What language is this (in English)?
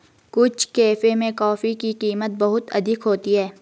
Hindi